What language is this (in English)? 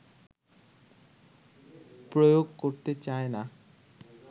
Bangla